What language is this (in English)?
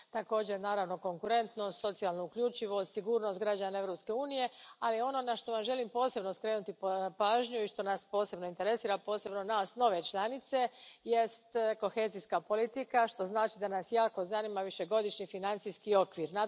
Croatian